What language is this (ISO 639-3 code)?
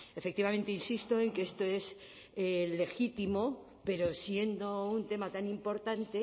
spa